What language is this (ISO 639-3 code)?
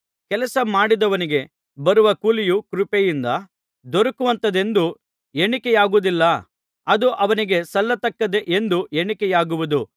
kan